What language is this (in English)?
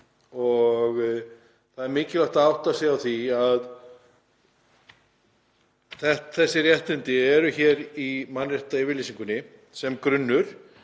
Icelandic